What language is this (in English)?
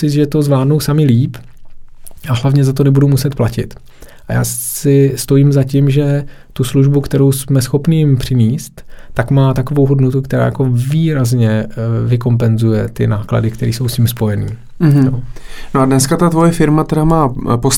Czech